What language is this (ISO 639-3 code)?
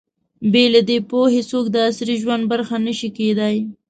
pus